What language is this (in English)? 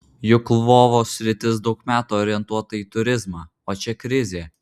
Lithuanian